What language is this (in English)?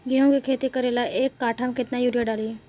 Bhojpuri